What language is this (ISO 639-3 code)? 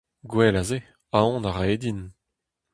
bre